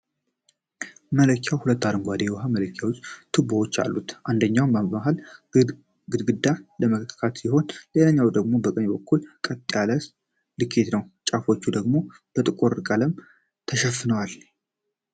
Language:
Amharic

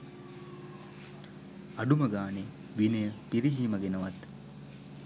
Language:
Sinhala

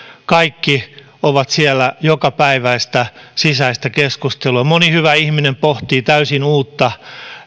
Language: Finnish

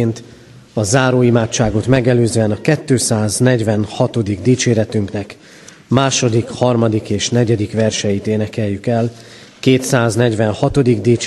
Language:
Hungarian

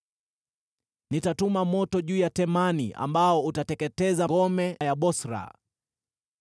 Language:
Swahili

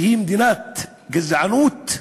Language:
Hebrew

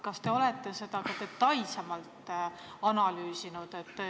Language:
Estonian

